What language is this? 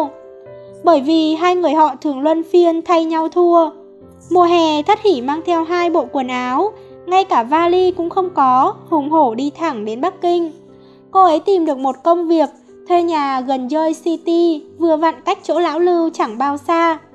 Vietnamese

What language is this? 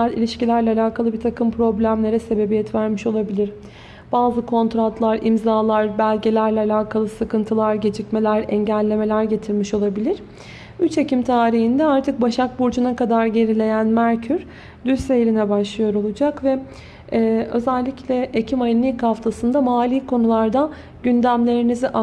Turkish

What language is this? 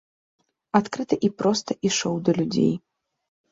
Belarusian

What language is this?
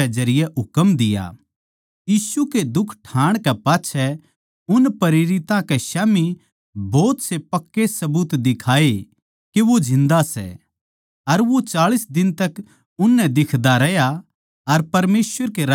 Haryanvi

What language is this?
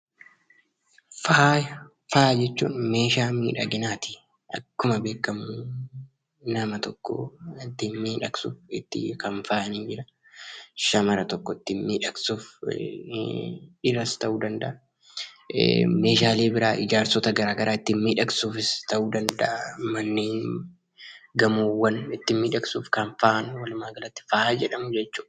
Oromo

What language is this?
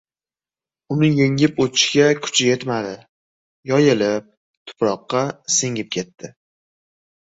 Uzbek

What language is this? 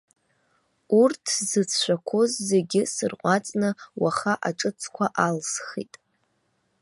Abkhazian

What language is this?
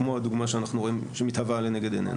Hebrew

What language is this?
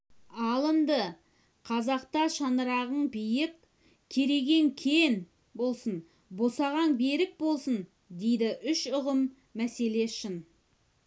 Kazakh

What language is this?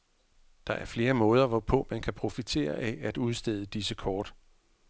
Danish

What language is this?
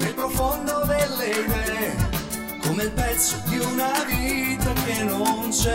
Italian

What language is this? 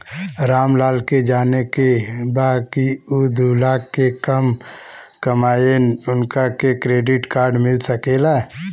Bhojpuri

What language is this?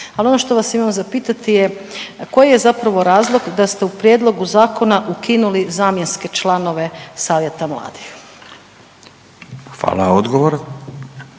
Croatian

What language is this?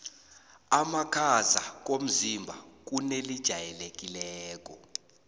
South Ndebele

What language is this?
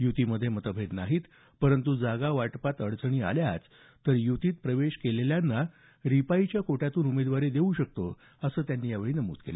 Marathi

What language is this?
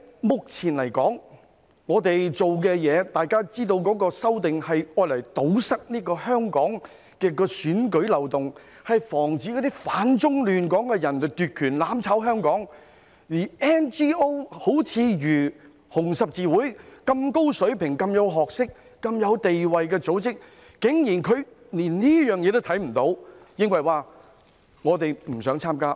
Cantonese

